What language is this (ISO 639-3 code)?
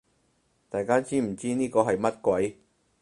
yue